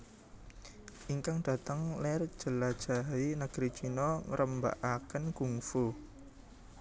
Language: Javanese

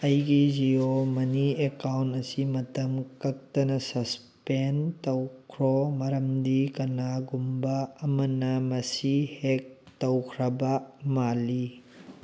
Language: Manipuri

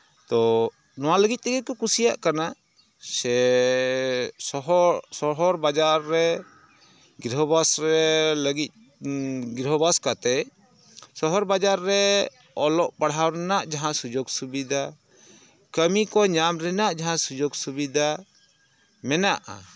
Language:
Santali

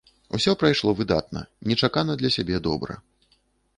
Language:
Belarusian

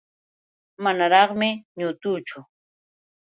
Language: Yauyos Quechua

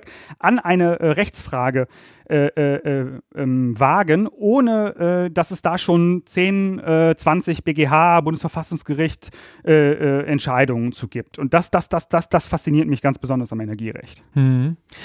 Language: German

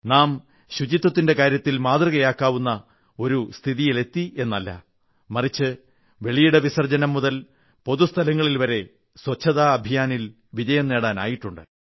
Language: Malayalam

